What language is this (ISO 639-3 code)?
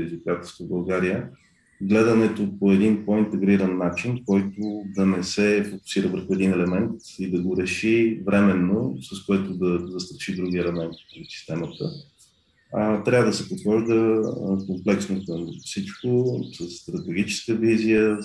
bul